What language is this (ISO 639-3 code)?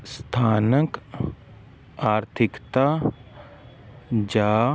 pan